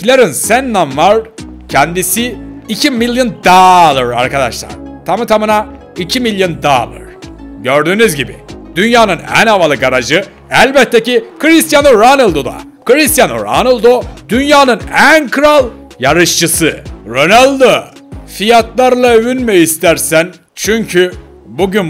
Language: Turkish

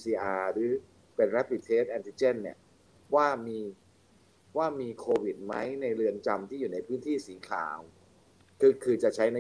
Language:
Thai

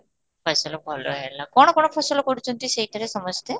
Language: Odia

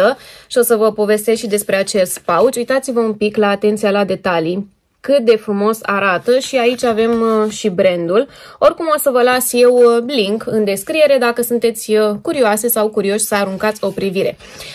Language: Romanian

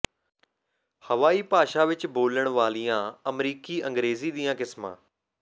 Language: Punjabi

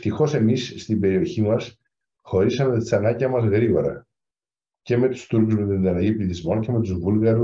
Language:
Greek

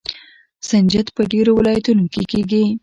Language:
Pashto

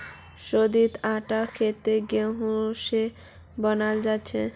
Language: Magahi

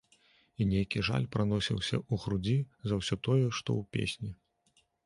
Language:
Belarusian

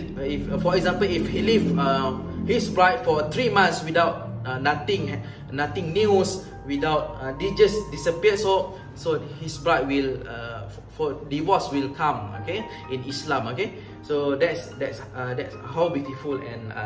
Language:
Vietnamese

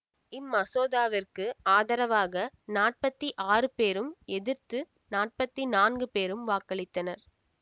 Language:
Tamil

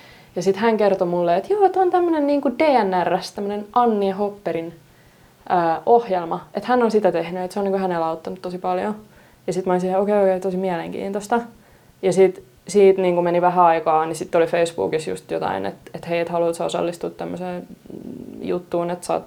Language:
Finnish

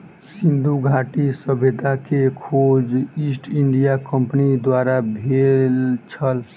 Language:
Maithili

